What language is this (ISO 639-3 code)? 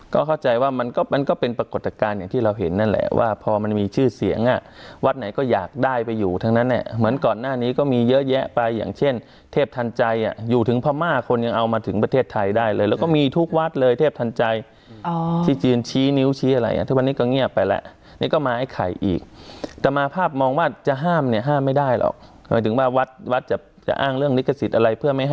tha